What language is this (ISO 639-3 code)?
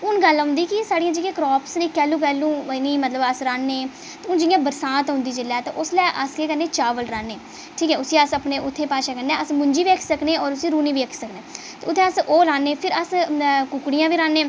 doi